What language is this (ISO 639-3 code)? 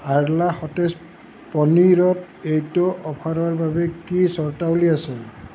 asm